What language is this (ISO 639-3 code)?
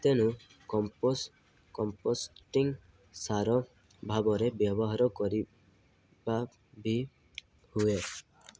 ori